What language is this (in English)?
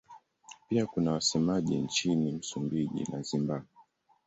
Swahili